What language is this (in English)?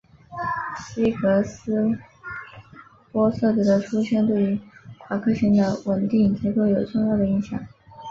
Chinese